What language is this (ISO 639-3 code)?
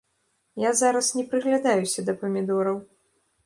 bel